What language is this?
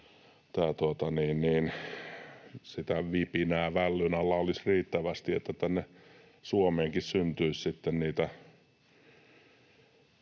Finnish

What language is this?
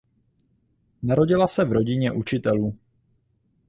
Czech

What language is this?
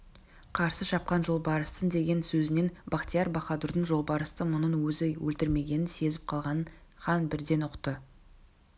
Kazakh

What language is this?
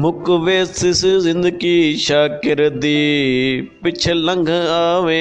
Urdu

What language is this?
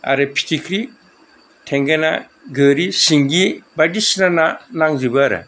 Bodo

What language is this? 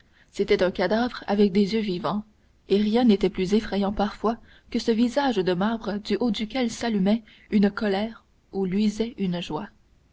French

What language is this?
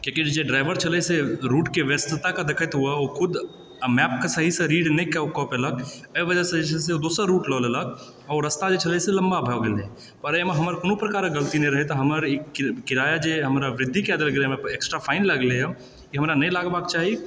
Maithili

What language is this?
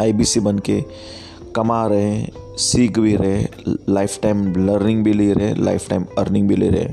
Hindi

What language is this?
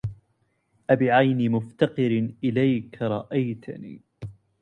Arabic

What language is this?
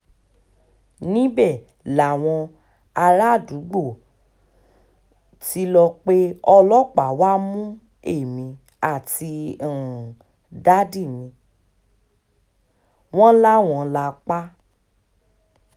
Yoruba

